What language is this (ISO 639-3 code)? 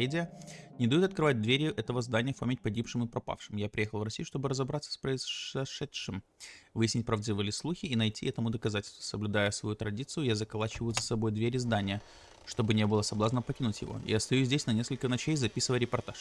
rus